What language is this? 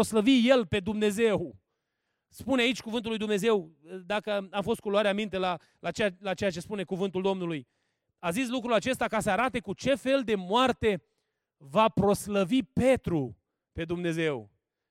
Romanian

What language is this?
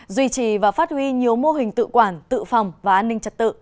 Vietnamese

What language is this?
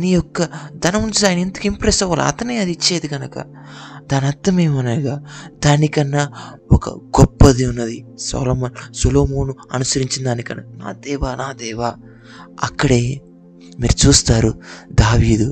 Telugu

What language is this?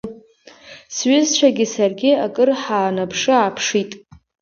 Abkhazian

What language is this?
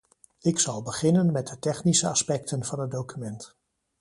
Dutch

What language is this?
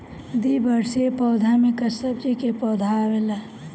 Bhojpuri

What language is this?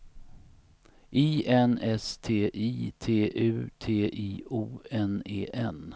Swedish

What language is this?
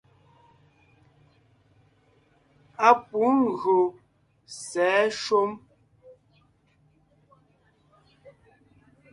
Ngiemboon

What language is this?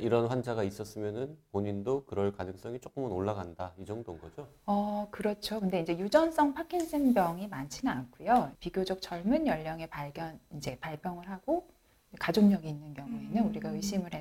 Korean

